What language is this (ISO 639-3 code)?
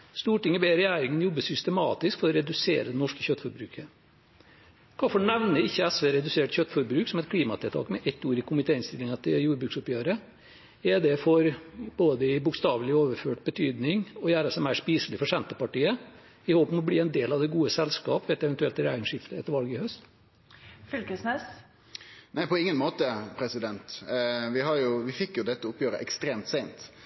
nor